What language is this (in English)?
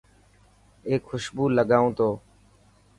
Dhatki